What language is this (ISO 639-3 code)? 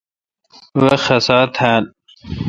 xka